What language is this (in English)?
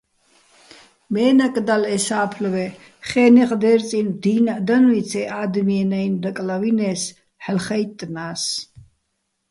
Bats